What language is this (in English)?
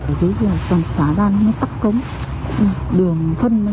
Vietnamese